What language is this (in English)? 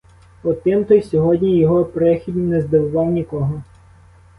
Ukrainian